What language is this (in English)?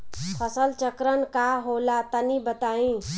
Bhojpuri